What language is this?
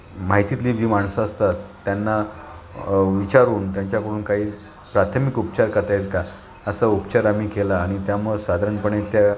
Marathi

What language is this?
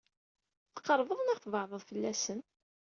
Kabyle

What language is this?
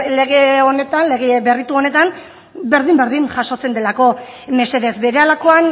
Basque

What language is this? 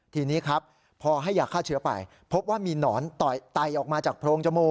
Thai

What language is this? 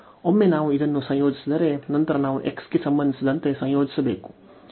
Kannada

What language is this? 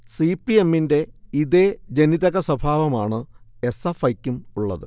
Malayalam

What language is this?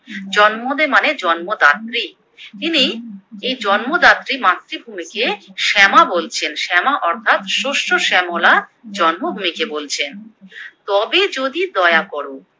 Bangla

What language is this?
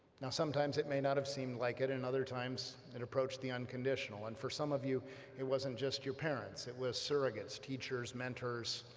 English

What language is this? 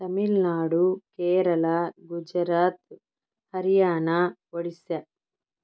Telugu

